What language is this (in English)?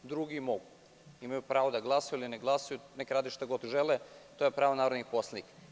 Serbian